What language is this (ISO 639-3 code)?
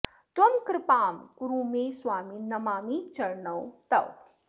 san